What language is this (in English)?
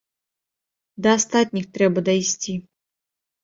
Belarusian